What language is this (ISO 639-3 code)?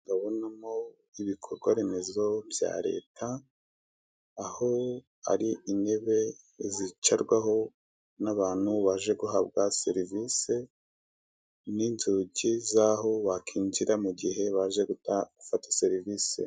kin